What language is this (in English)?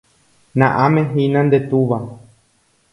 Guarani